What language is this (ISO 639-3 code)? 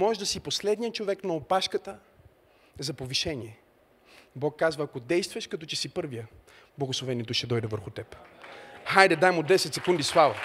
bul